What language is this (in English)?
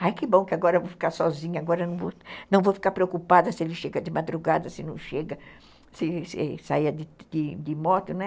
Portuguese